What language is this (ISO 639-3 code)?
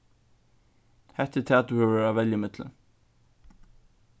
fao